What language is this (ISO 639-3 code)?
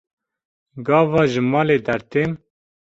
kur